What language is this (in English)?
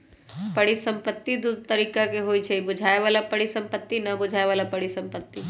Magahi